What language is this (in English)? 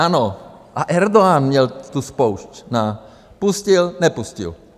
Czech